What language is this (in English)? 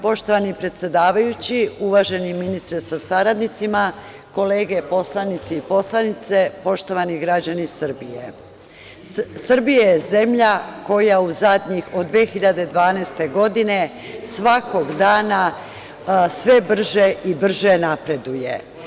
Serbian